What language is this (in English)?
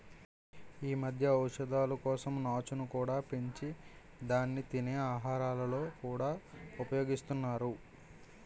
Telugu